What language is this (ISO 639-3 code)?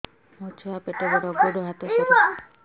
ori